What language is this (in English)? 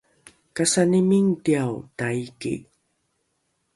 Rukai